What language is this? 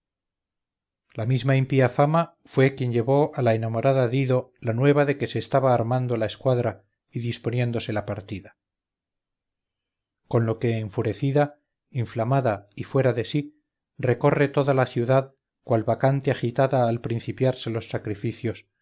Spanish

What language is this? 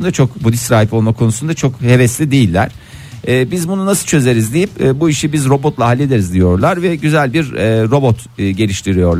Turkish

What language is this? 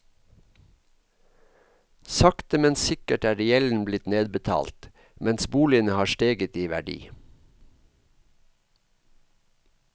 Norwegian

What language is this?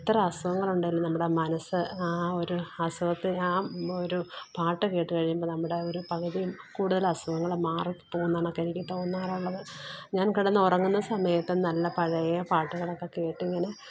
Malayalam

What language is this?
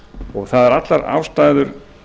Icelandic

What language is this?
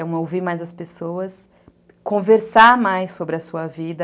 Portuguese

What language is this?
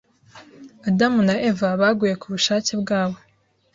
Kinyarwanda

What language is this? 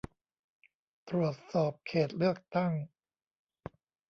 Thai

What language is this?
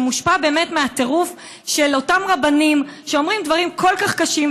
Hebrew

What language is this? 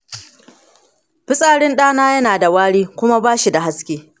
Hausa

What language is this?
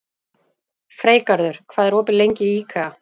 Icelandic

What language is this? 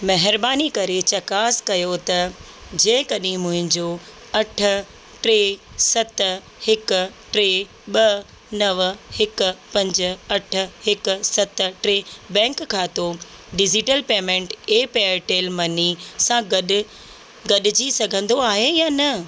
Sindhi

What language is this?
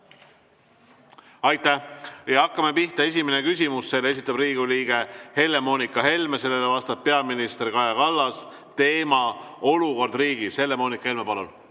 Estonian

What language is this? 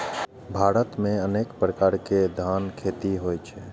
Maithili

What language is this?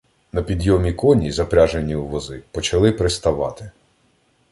Ukrainian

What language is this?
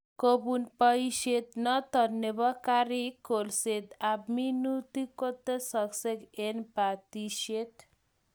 Kalenjin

